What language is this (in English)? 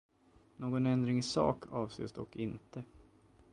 Swedish